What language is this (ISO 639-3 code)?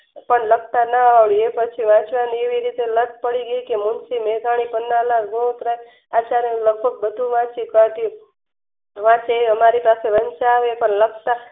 guj